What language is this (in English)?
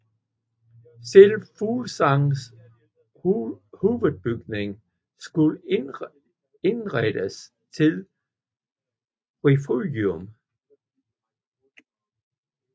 Danish